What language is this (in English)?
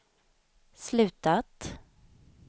Swedish